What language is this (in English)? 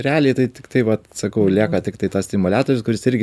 Lithuanian